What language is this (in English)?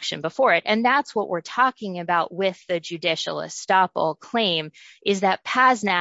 English